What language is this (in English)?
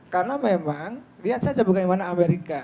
Indonesian